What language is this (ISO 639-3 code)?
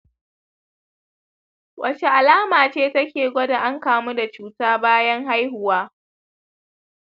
hau